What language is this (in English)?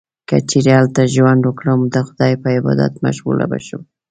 Pashto